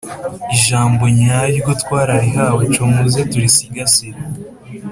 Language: Kinyarwanda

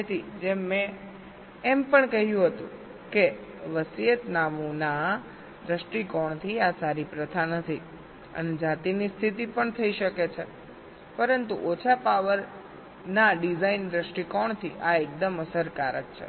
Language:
Gujarati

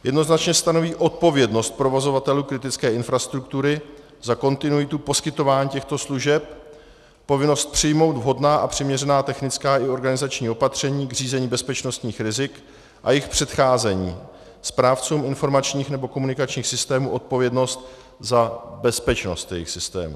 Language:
Czech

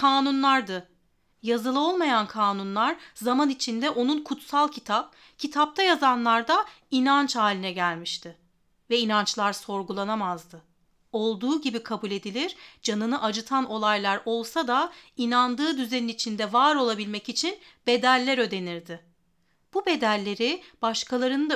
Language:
Turkish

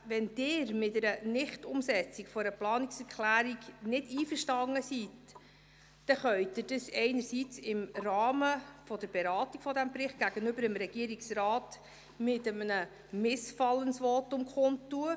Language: Swiss German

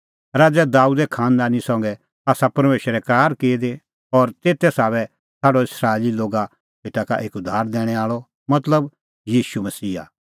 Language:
Kullu Pahari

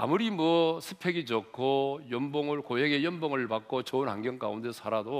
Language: Korean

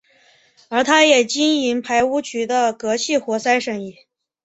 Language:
Chinese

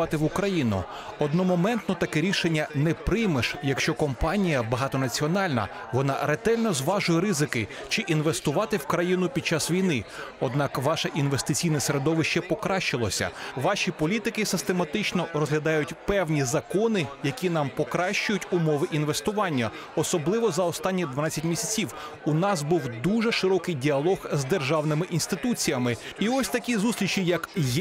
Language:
Ukrainian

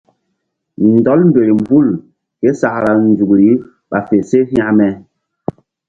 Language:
Mbum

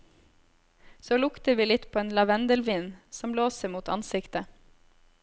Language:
Norwegian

